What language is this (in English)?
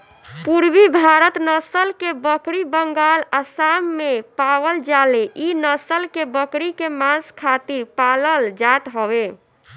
Bhojpuri